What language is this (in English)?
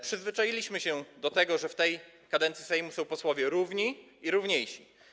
Polish